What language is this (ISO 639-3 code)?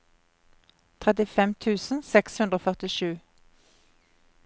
nor